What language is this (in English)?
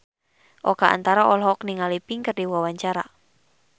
Sundanese